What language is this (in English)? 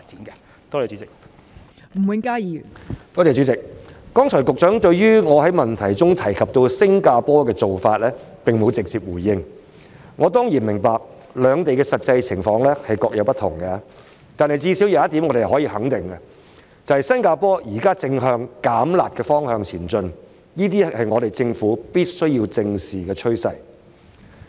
Cantonese